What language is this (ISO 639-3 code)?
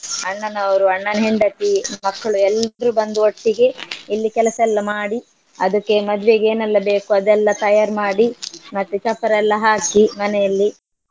kan